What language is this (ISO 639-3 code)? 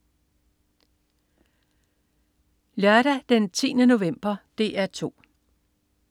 dan